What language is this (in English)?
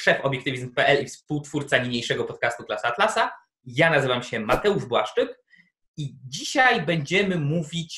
Polish